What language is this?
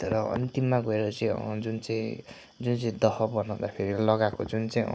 Nepali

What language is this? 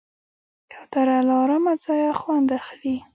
Pashto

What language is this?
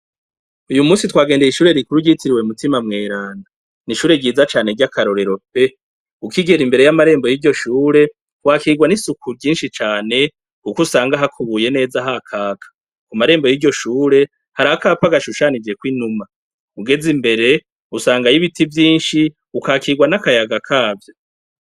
Rundi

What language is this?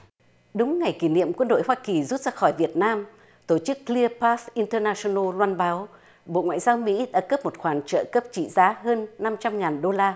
Vietnamese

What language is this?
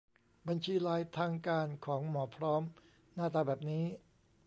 Thai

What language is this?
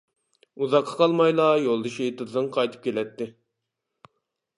Uyghur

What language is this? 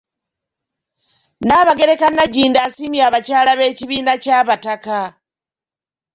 Ganda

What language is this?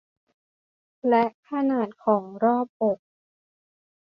Thai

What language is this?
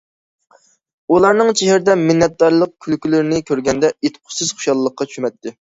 Uyghur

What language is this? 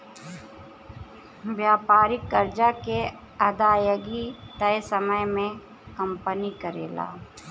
Bhojpuri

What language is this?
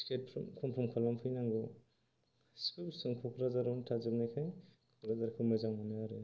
Bodo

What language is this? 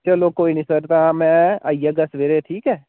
Dogri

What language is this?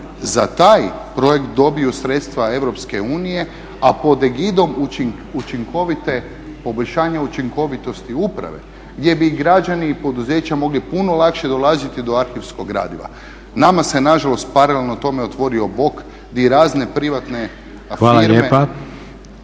Croatian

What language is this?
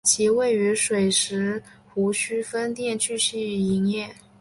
Chinese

